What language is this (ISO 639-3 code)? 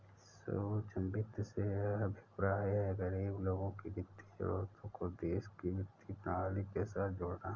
hin